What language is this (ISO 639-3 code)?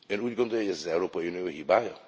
hun